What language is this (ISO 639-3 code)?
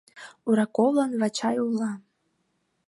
chm